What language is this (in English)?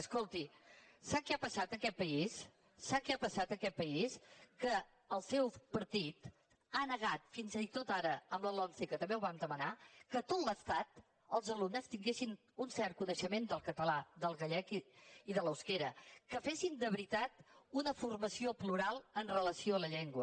Catalan